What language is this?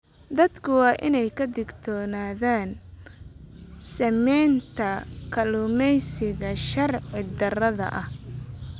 Somali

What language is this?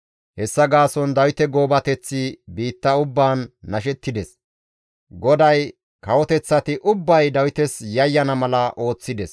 Gamo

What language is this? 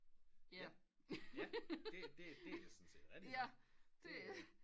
Danish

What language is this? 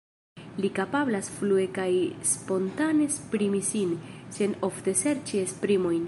Esperanto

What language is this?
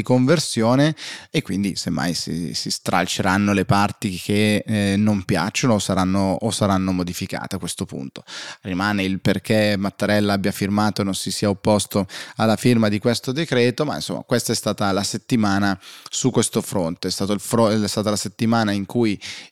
Italian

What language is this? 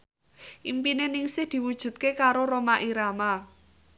Javanese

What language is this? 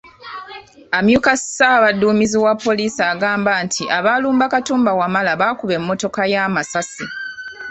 Ganda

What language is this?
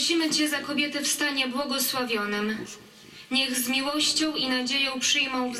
Polish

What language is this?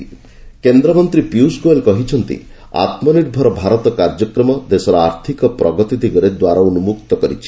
Odia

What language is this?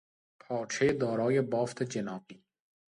Persian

